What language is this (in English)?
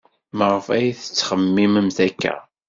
Kabyle